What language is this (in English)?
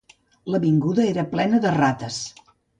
Catalan